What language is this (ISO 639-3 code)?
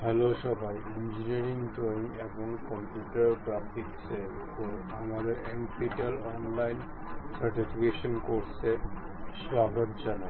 ben